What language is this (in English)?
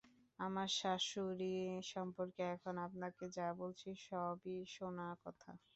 Bangla